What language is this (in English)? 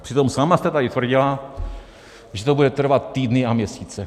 Czech